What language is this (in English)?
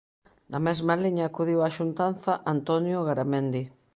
Galician